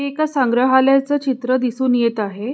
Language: Marathi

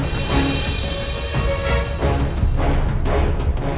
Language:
Indonesian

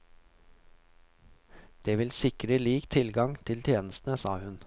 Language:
Norwegian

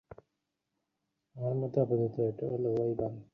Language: Bangla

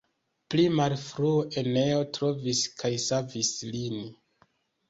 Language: Esperanto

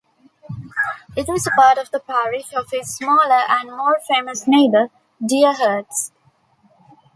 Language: English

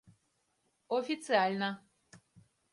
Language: Mari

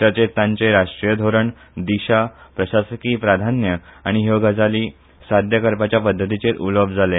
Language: Konkani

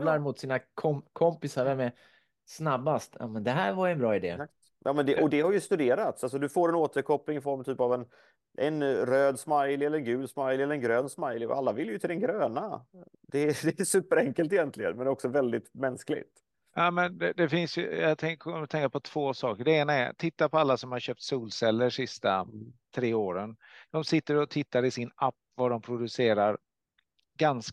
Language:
Swedish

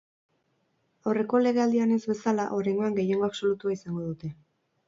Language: Basque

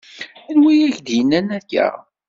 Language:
Kabyle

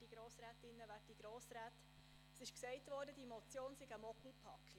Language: Swiss German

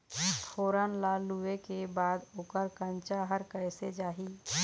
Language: Chhattisgarhi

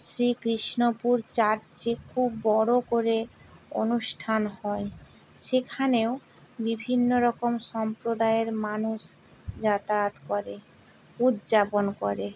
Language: Bangla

